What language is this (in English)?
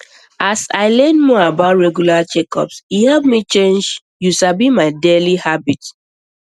Nigerian Pidgin